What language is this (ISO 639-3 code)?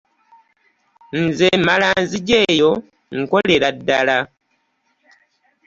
lug